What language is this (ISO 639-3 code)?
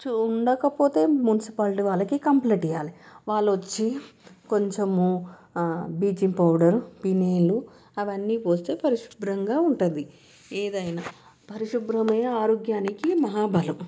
tel